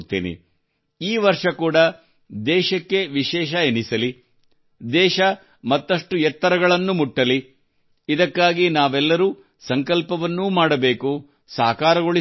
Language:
Kannada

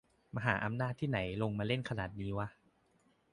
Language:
Thai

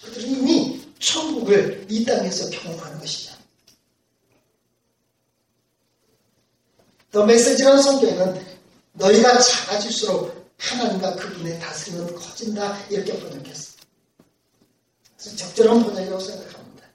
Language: Korean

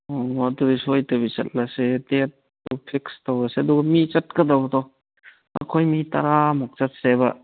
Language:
Manipuri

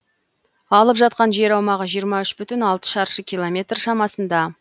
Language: Kazakh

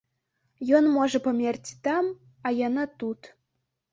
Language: Belarusian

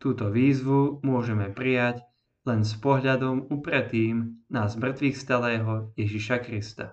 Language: Slovak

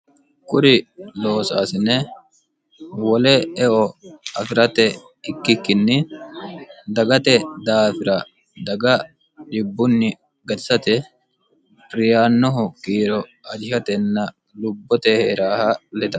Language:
Sidamo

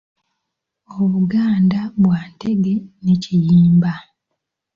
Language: Ganda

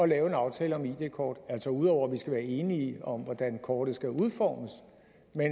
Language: Danish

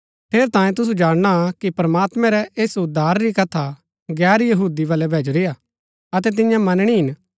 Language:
Gaddi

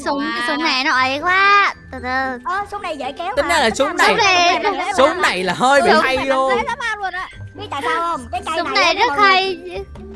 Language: Vietnamese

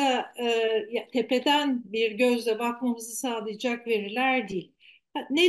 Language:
Turkish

